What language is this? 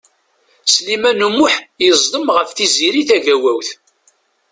Kabyle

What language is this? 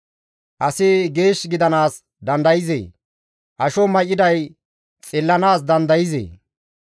Gamo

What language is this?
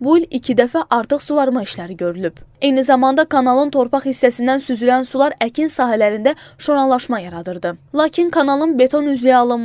Turkish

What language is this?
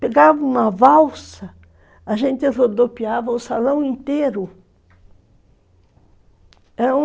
Portuguese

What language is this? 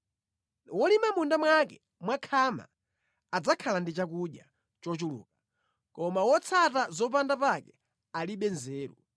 Nyanja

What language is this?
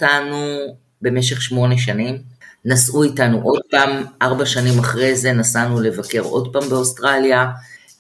Hebrew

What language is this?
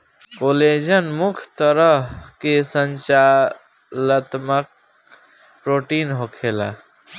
Bhojpuri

